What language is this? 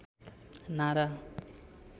Nepali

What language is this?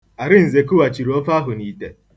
Igbo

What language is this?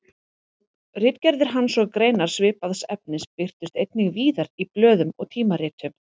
Icelandic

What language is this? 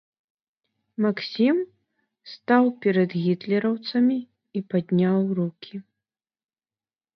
Belarusian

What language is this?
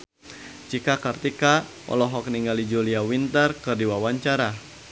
Sundanese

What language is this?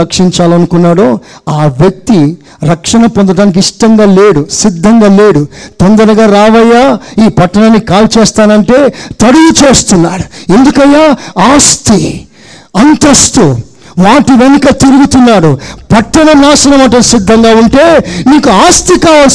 Telugu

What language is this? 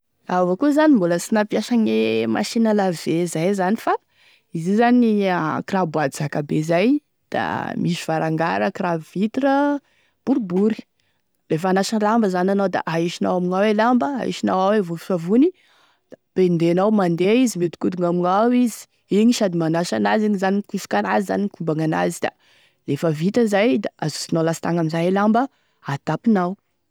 Tesaka Malagasy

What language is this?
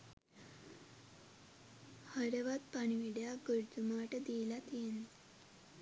Sinhala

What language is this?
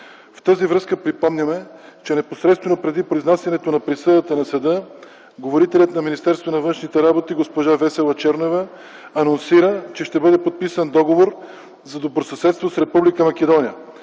Bulgarian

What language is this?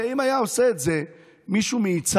Hebrew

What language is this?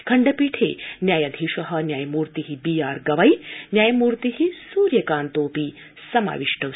Sanskrit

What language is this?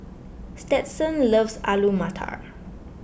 English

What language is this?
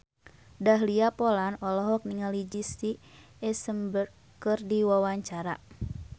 Sundanese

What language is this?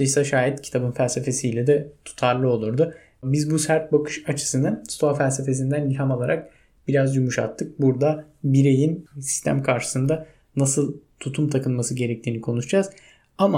Turkish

